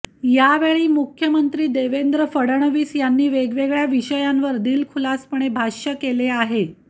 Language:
Marathi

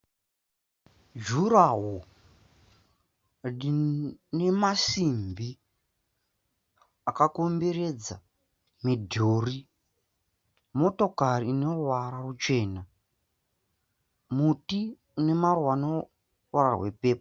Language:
Shona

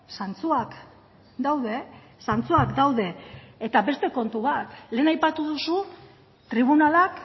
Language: Basque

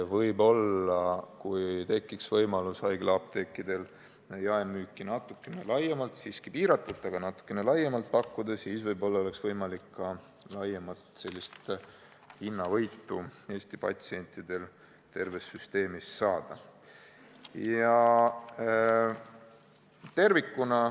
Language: Estonian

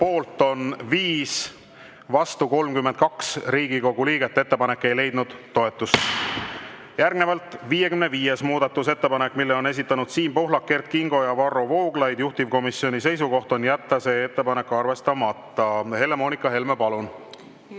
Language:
Estonian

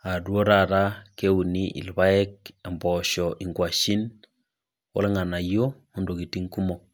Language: Masai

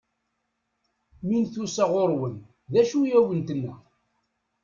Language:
Kabyle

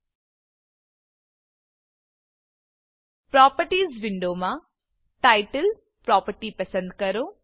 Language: Gujarati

